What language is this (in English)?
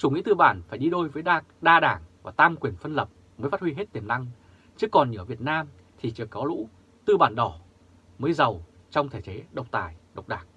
Vietnamese